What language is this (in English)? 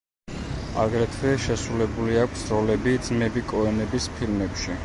Georgian